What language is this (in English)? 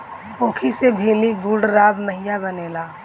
Bhojpuri